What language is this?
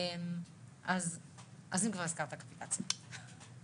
Hebrew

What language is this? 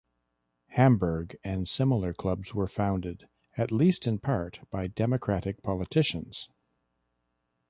English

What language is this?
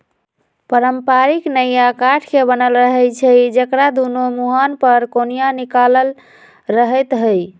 Magahi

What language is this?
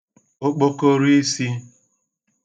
Igbo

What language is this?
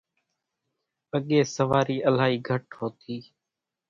Kachi Koli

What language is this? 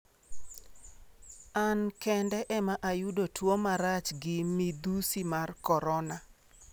Luo (Kenya and Tanzania)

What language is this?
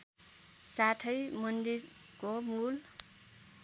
Nepali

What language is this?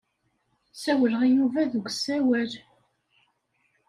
Kabyle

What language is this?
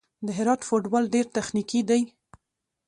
Pashto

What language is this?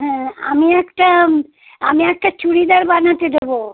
Bangla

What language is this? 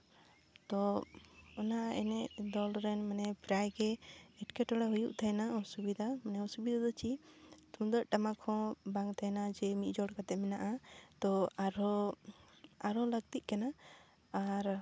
Santali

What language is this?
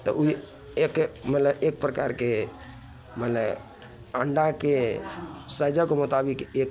Maithili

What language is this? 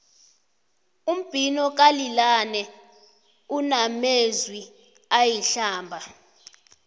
South Ndebele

